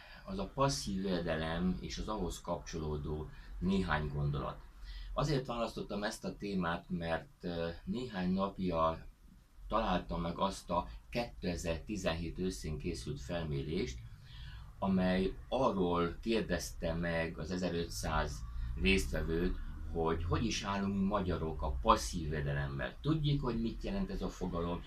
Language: Hungarian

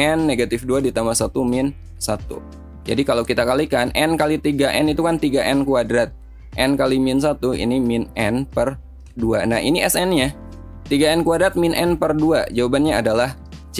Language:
Indonesian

